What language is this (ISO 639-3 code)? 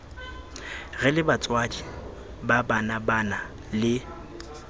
sot